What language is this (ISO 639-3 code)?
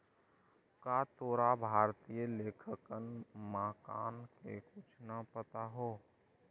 mag